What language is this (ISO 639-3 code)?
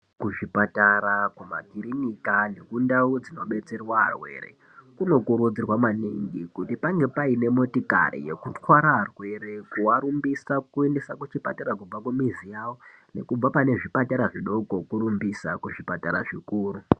ndc